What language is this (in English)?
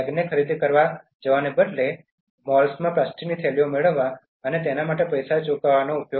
Gujarati